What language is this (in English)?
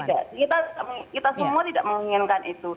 Indonesian